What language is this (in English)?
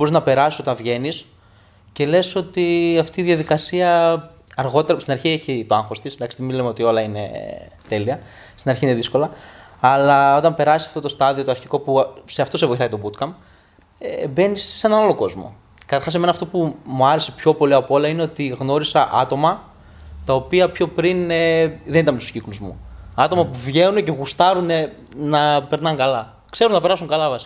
Greek